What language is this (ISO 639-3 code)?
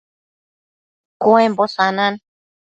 mcf